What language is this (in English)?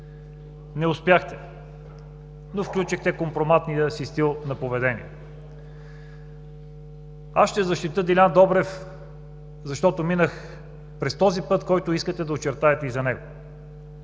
Bulgarian